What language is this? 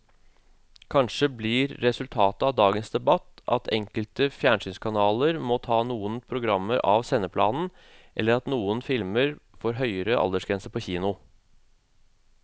Norwegian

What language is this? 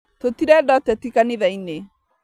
Kikuyu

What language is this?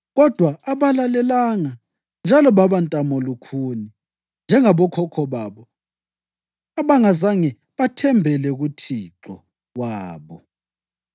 North Ndebele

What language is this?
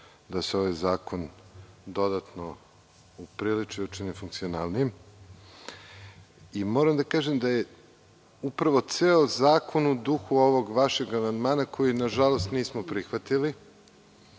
Serbian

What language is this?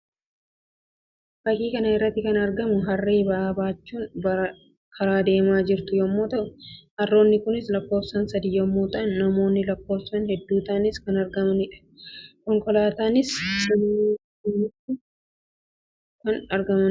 Oromo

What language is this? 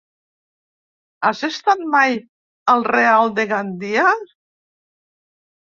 Catalan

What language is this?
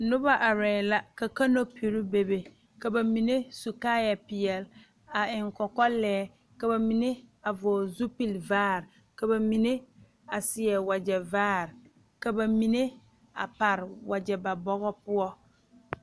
Southern Dagaare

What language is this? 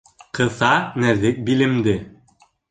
Bashkir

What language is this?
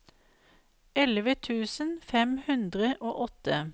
Norwegian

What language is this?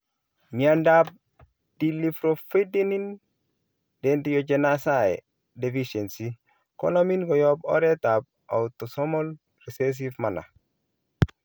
Kalenjin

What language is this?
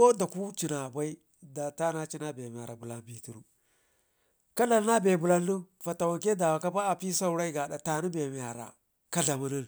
Ngizim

